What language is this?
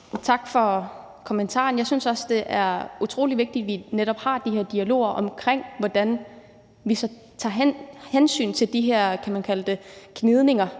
Danish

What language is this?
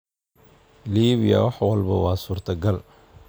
Somali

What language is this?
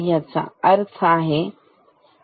Marathi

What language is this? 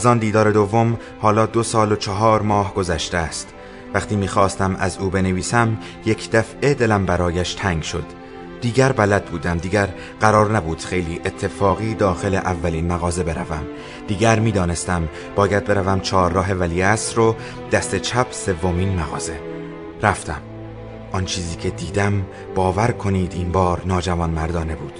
Persian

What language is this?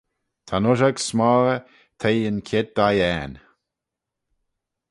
Manx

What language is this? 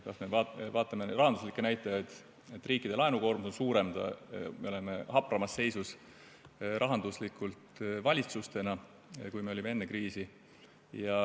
Estonian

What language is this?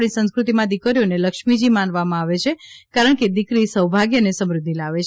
Gujarati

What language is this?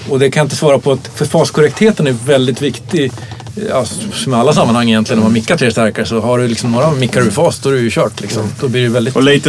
Swedish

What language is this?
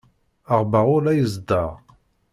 Kabyle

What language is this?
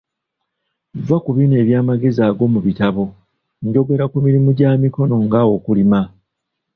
Ganda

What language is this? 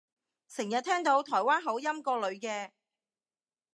Cantonese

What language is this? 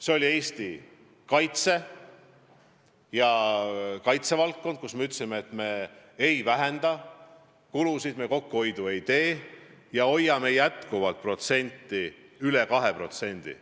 Estonian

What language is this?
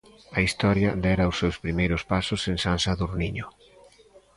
Galician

